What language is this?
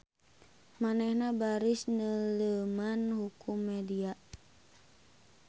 Sundanese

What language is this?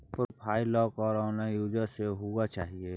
Maithili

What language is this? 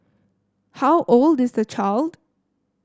English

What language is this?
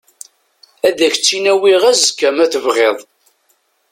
Kabyle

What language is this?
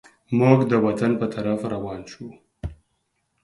Pashto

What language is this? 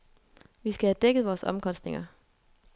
Danish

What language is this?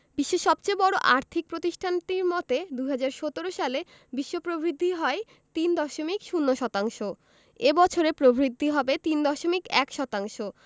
Bangla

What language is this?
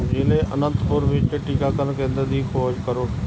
Punjabi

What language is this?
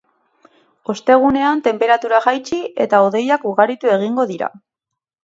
Basque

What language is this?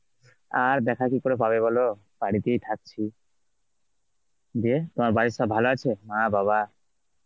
Bangla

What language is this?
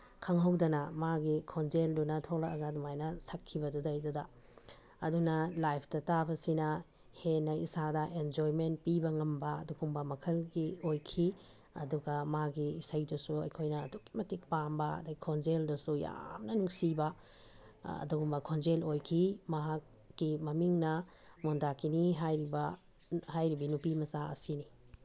Manipuri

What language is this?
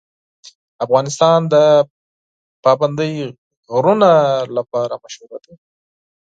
Pashto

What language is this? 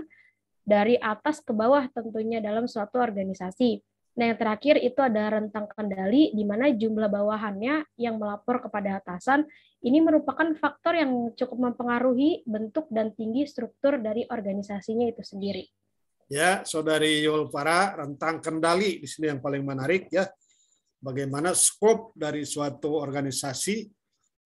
Indonesian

